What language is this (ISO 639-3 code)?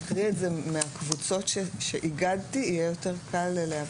heb